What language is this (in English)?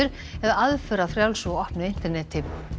Icelandic